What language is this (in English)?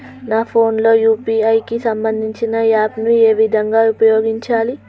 Telugu